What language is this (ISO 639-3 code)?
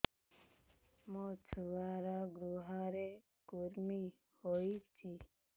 ori